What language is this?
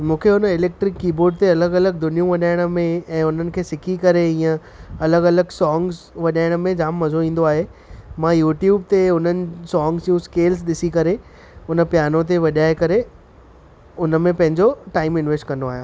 Sindhi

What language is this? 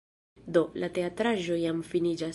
Esperanto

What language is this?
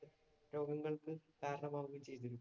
Malayalam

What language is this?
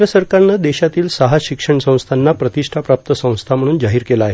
Marathi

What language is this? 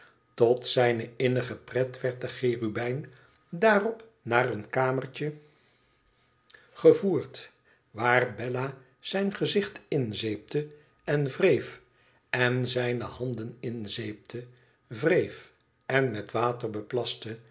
Dutch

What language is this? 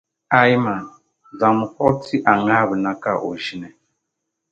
Dagbani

